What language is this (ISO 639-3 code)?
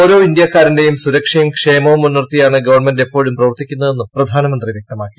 mal